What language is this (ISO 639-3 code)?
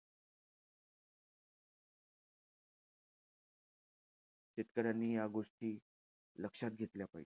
mar